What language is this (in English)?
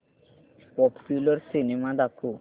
Marathi